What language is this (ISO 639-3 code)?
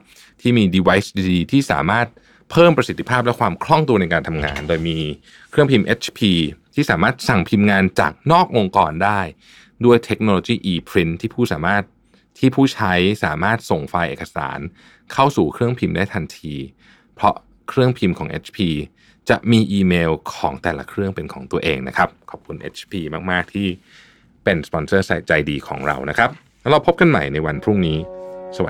tha